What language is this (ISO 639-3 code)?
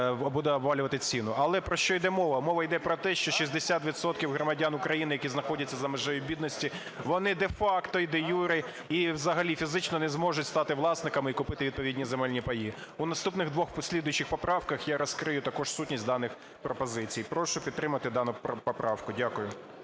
ukr